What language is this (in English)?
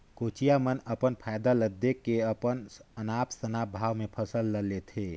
Chhattisgarhi